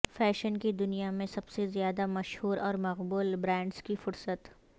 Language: Urdu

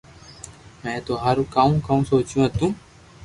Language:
Loarki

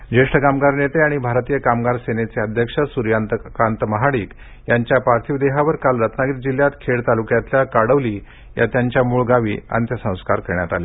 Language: Marathi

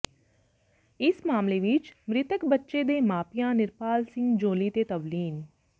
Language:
Punjabi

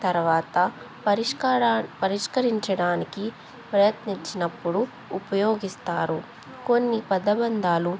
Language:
Telugu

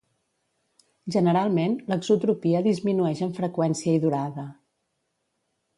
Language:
Catalan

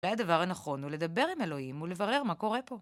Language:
Hebrew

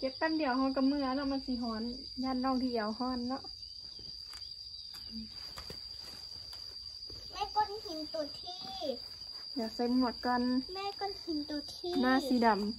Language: Thai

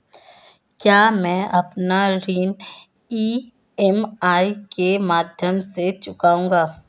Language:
Hindi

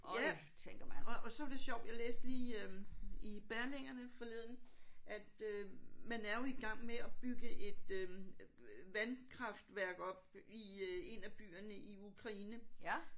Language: Danish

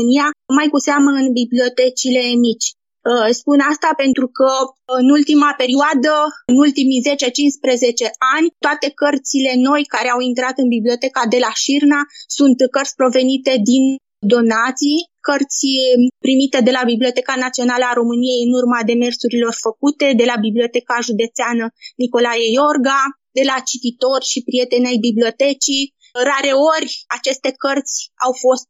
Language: Romanian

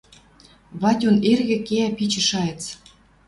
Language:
Western Mari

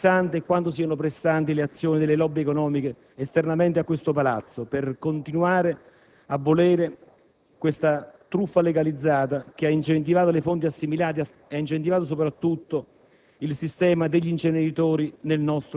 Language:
Italian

